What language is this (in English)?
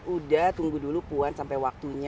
Indonesian